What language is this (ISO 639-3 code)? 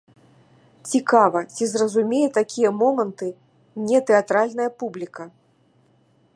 bel